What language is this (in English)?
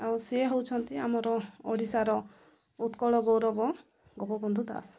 Odia